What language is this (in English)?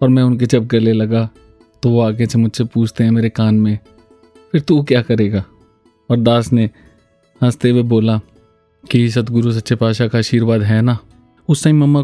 Hindi